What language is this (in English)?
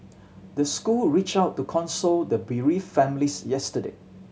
English